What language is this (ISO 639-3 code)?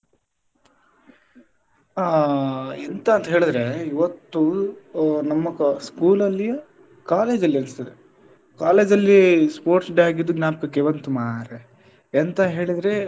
kan